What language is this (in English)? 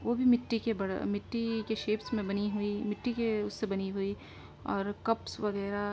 Urdu